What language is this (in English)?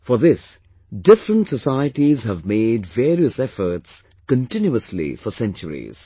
English